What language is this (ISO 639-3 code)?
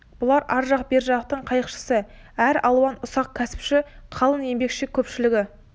kaz